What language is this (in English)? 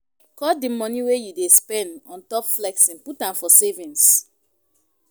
Nigerian Pidgin